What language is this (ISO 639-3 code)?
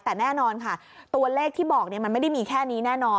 tha